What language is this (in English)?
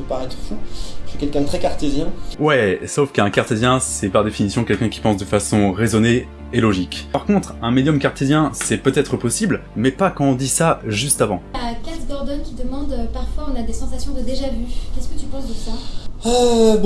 French